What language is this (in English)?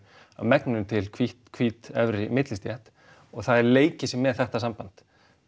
Icelandic